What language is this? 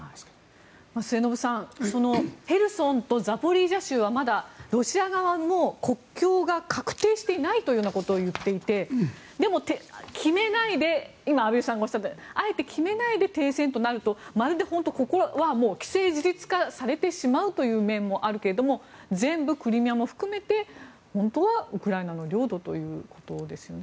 Japanese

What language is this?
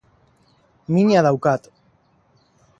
Basque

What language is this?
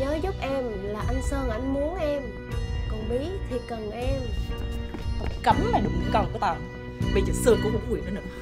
Vietnamese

